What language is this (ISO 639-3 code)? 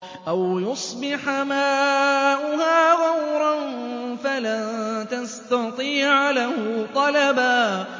ara